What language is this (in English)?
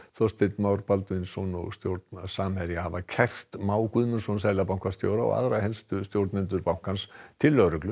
Icelandic